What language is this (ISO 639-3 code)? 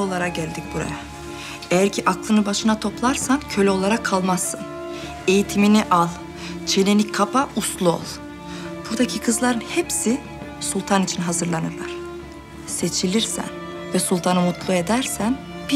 tur